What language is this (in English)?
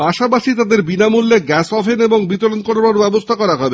Bangla